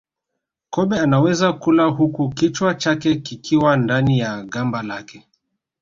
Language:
Swahili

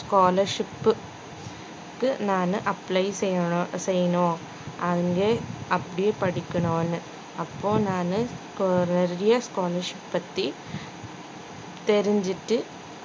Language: Tamil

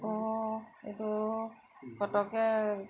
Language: Assamese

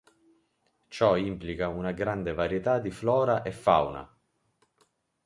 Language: Italian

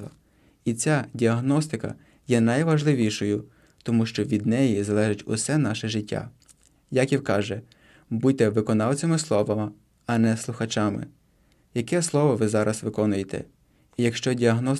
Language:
Ukrainian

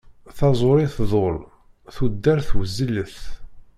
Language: Kabyle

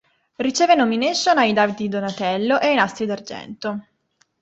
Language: Italian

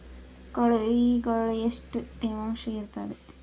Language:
Kannada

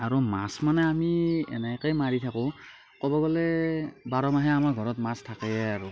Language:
Assamese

